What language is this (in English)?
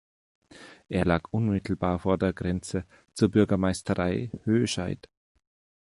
German